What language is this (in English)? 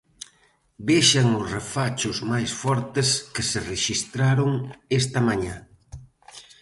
Galician